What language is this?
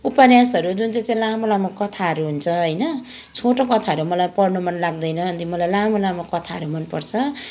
Nepali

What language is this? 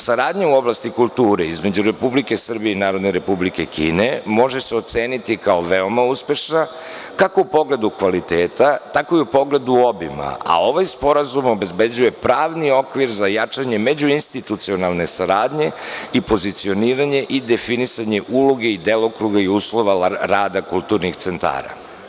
Serbian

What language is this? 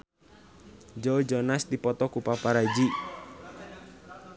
Sundanese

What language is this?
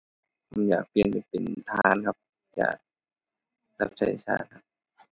Thai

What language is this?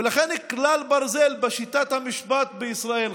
Hebrew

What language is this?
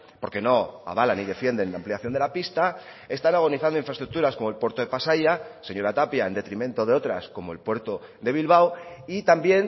Spanish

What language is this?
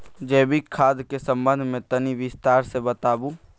Maithili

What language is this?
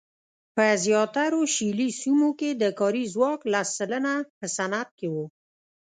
Pashto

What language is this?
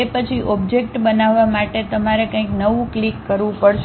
Gujarati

